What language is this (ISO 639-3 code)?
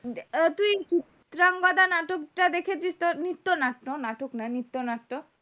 ben